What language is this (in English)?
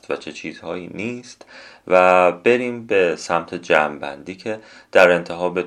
Persian